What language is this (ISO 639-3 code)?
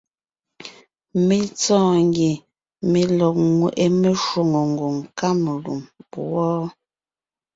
nnh